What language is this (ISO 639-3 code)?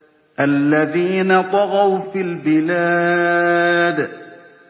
ara